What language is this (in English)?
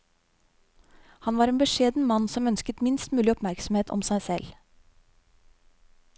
Norwegian